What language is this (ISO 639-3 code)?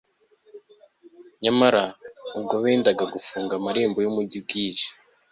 kin